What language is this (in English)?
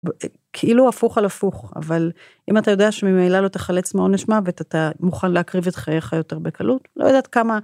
Hebrew